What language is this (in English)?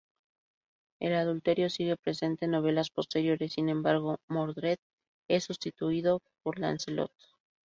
Spanish